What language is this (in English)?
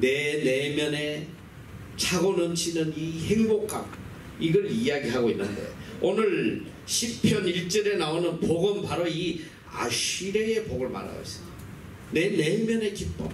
Korean